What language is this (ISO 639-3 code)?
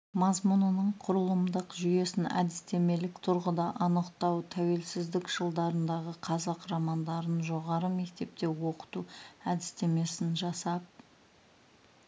kaz